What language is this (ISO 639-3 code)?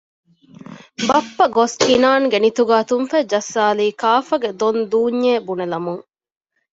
div